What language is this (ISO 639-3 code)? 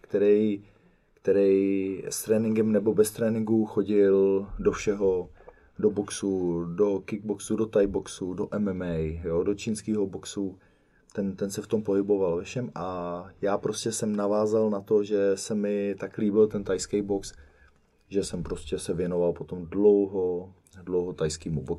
ces